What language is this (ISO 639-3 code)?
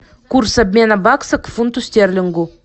rus